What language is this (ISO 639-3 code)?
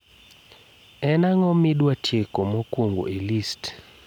luo